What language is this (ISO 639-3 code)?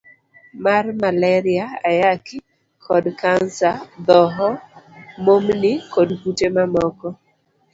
luo